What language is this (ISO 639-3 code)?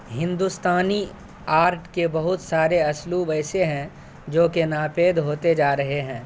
urd